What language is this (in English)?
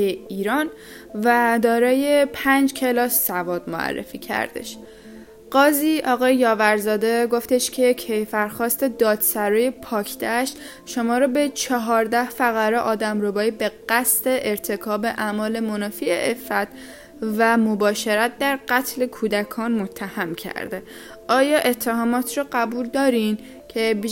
Persian